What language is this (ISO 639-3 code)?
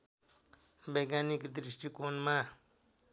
nep